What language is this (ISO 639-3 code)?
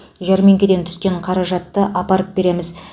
kaz